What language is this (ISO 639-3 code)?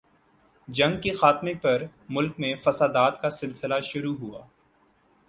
urd